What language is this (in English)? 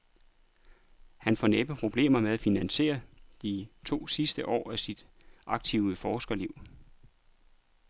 Danish